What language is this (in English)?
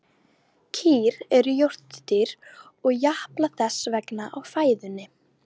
Icelandic